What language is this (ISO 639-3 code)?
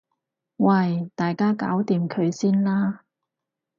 yue